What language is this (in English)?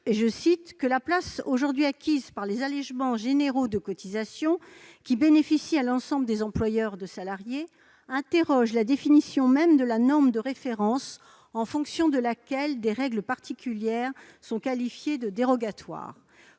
French